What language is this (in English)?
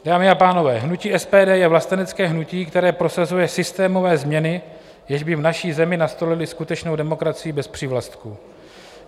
Czech